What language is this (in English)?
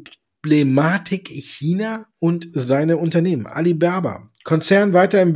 German